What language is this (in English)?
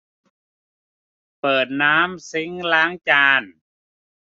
Thai